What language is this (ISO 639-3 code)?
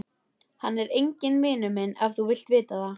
isl